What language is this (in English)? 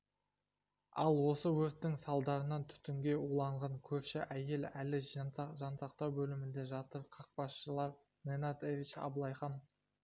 Kazakh